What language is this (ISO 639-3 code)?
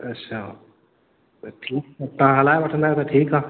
snd